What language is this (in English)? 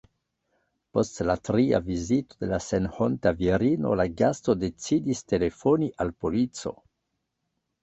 Esperanto